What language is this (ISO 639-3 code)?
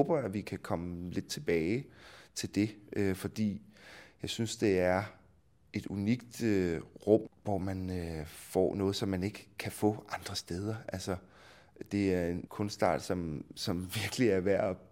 dan